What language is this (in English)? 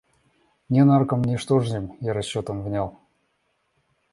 Russian